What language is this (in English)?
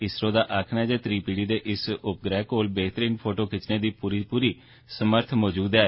Dogri